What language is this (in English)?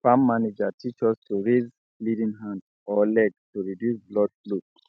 Nigerian Pidgin